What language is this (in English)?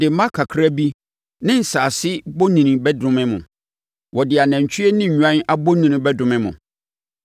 Akan